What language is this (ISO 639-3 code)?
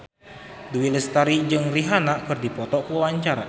sun